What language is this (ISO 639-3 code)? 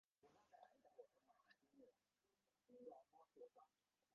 tha